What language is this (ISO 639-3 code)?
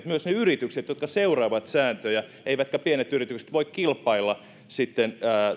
fin